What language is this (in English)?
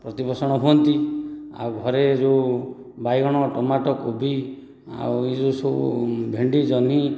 Odia